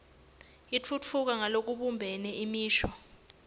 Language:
Swati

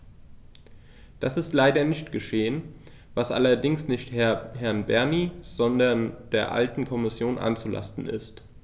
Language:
German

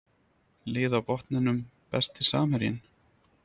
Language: Icelandic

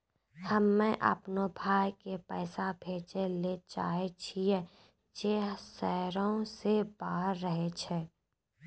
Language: Maithili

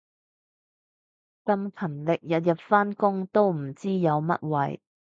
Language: Cantonese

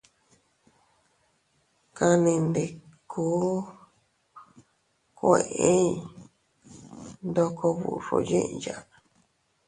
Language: Teutila Cuicatec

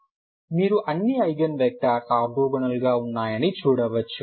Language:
Telugu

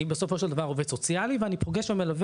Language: Hebrew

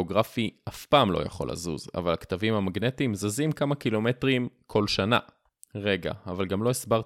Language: Hebrew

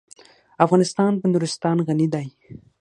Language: Pashto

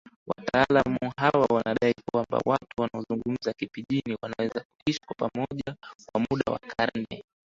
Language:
Swahili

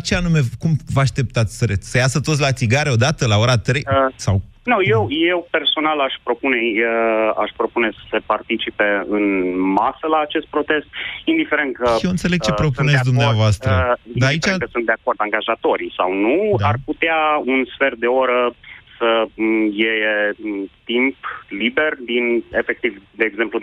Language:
Romanian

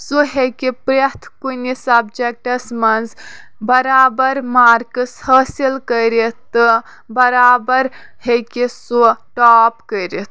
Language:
Kashmiri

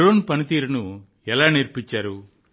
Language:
Telugu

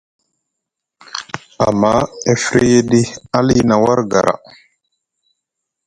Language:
Musgu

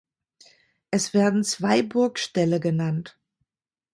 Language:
German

